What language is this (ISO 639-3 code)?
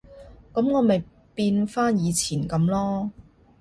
yue